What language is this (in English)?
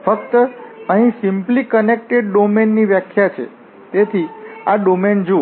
Gujarati